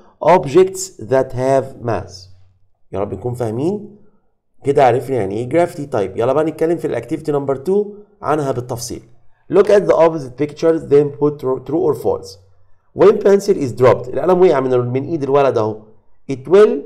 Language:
Arabic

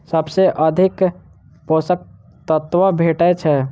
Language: Maithili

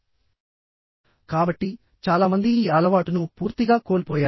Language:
Telugu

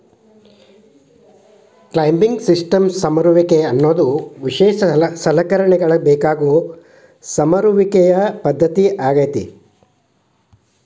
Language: Kannada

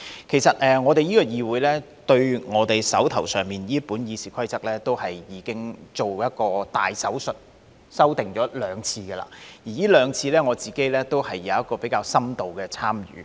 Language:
Cantonese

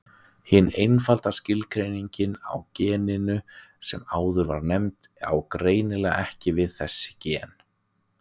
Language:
Icelandic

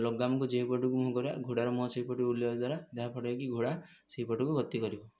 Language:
Odia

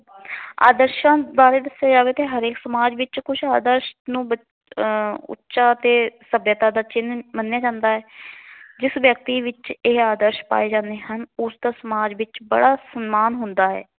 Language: Punjabi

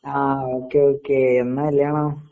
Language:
Malayalam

